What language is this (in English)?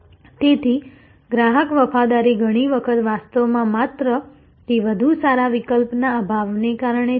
Gujarati